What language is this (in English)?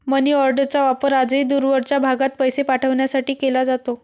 Marathi